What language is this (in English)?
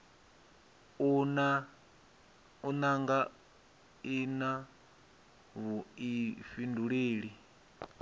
Venda